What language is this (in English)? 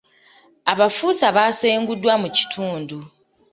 Ganda